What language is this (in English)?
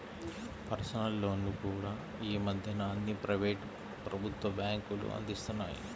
Telugu